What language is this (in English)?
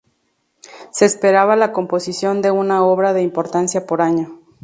Spanish